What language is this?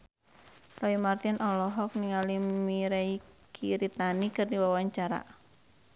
Sundanese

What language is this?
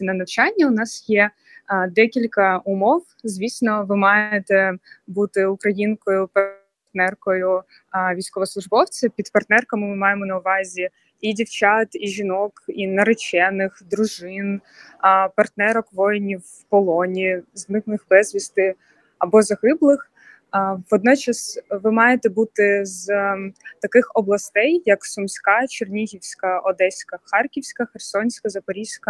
Ukrainian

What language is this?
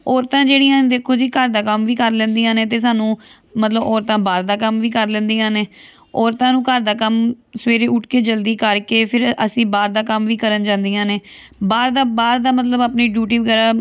Punjabi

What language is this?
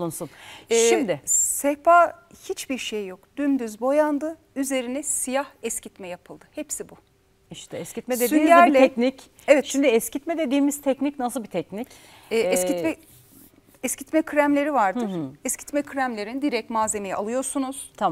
Turkish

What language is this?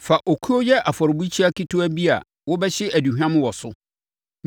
Akan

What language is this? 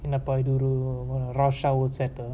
English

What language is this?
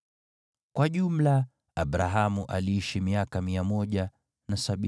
Swahili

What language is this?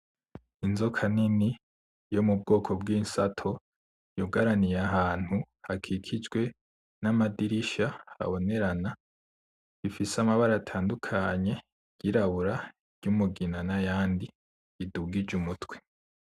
Rundi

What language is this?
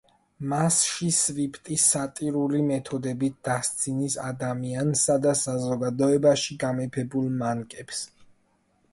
Georgian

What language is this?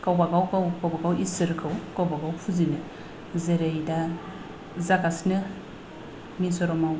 Bodo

